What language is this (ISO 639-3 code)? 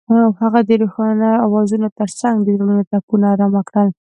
pus